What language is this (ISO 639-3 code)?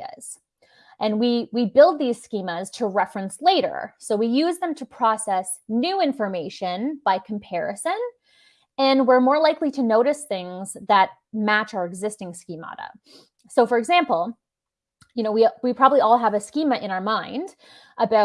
eng